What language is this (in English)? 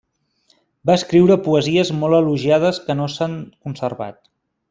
Catalan